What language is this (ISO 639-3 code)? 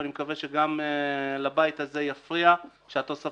heb